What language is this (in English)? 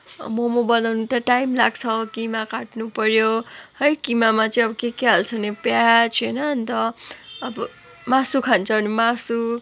Nepali